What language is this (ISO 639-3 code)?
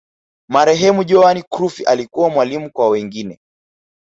swa